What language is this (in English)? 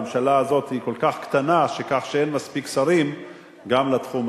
Hebrew